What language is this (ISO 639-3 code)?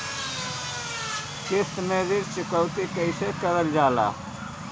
bho